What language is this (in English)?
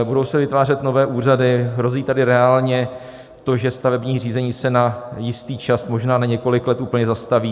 Czech